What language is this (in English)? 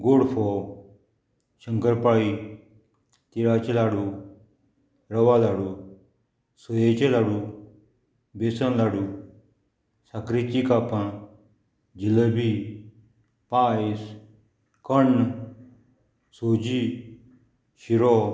Konkani